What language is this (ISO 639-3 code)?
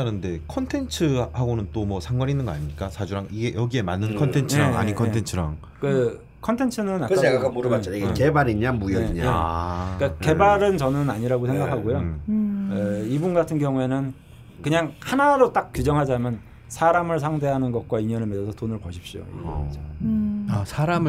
kor